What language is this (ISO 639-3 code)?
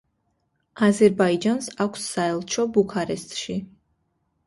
kat